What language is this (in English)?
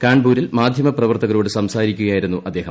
Malayalam